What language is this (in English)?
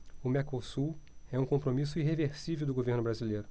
Portuguese